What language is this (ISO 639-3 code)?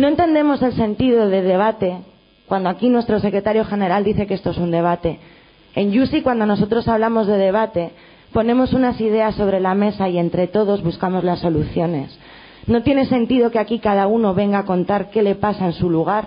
spa